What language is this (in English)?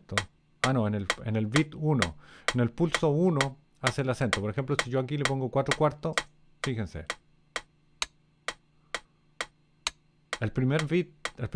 Spanish